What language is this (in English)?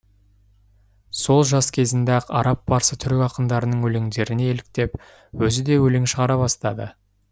Kazakh